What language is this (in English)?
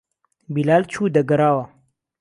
Central Kurdish